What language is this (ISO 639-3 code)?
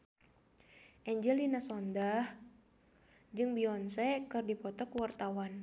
sun